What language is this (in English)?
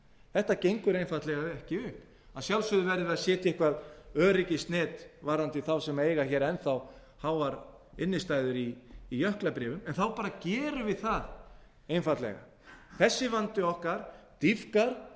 Icelandic